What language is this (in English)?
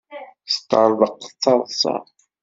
Kabyle